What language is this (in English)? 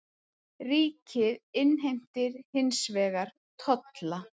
Icelandic